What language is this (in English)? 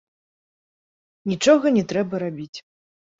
Belarusian